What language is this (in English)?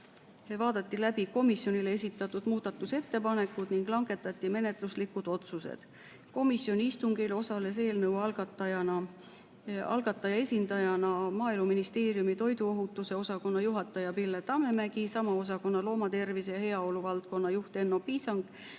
Estonian